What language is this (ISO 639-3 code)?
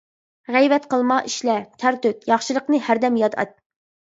uig